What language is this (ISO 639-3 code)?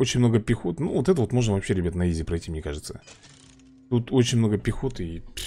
rus